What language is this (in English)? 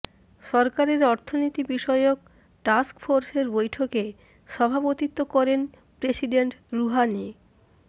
Bangla